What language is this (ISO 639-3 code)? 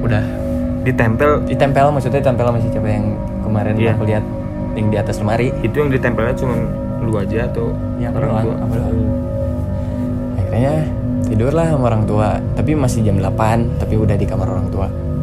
ind